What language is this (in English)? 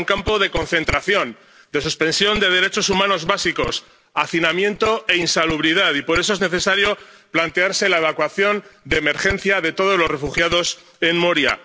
Spanish